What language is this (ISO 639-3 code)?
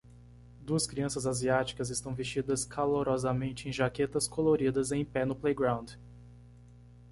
por